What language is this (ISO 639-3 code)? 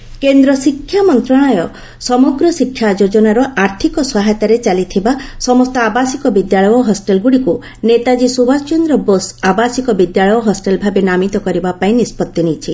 ori